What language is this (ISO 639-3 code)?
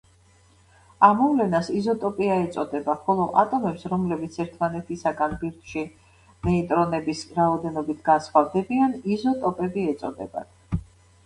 kat